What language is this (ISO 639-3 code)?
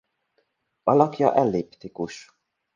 hun